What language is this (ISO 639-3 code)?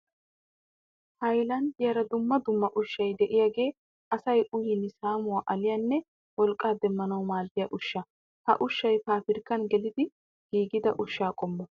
wal